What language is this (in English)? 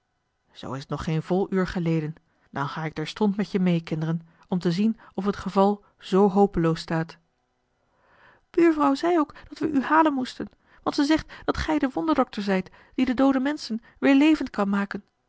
Dutch